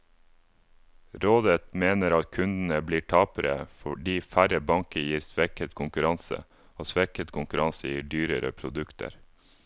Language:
Norwegian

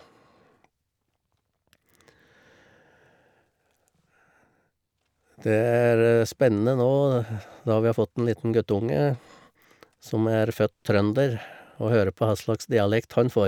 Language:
Norwegian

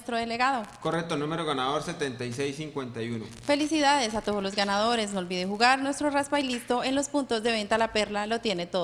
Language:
Spanish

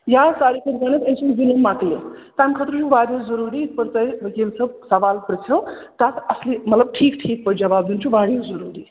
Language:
Kashmiri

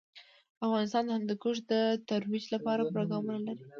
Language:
Pashto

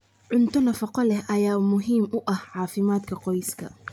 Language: Somali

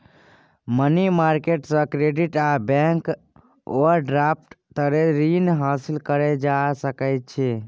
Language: Maithili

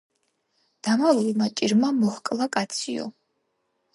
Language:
Georgian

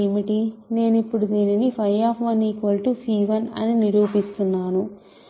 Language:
Telugu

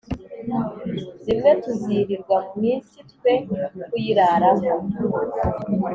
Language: Kinyarwanda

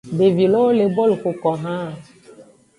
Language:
Aja (Benin)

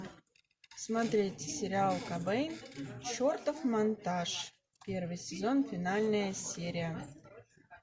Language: Russian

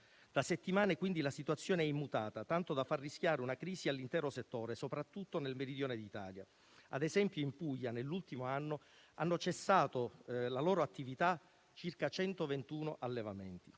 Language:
Italian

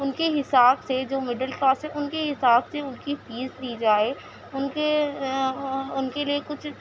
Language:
Urdu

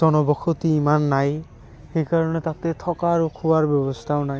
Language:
Assamese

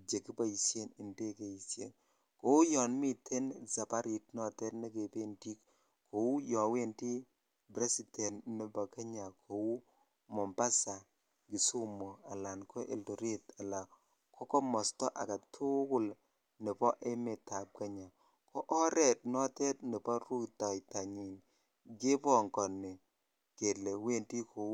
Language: Kalenjin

